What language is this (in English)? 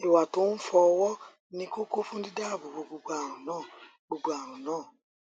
Yoruba